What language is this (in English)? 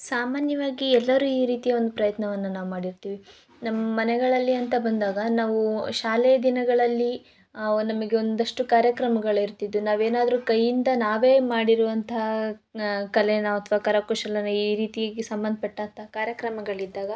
Kannada